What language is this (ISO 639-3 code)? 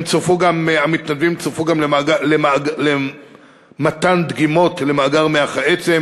heb